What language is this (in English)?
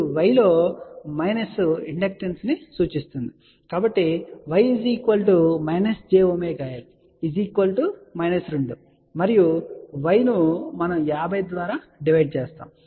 Telugu